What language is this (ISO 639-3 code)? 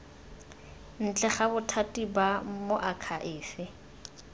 tsn